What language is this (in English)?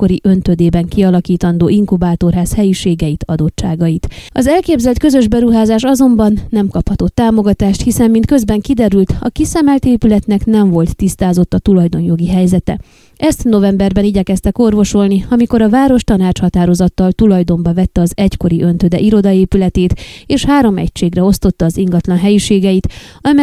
Hungarian